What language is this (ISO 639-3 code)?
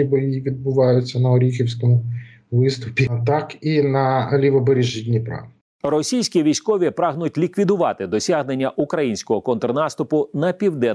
ukr